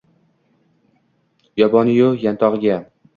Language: Uzbek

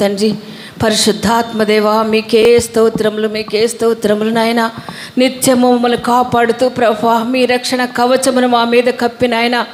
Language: Romanian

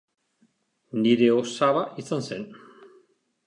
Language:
Basque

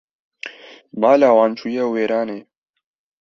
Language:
Kurdish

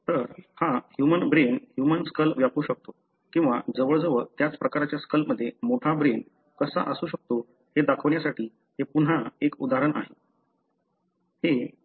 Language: Marathi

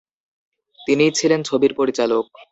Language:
Bangla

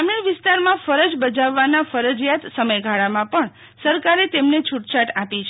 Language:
Gujarati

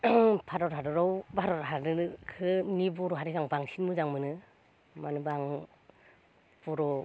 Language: Bodo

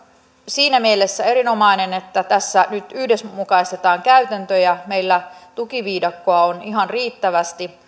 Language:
Finnish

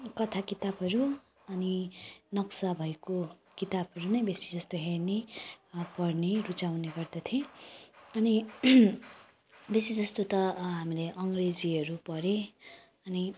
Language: Nepali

